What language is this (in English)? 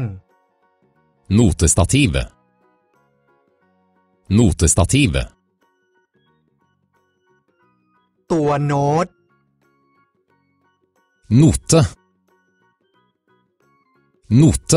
Spanish